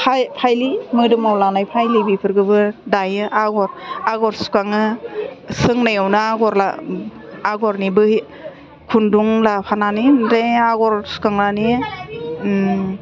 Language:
Bodo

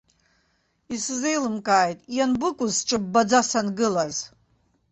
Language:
Abkhazian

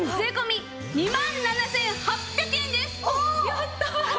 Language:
Japanese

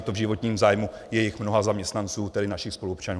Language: Czech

